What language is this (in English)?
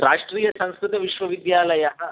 Sanskrit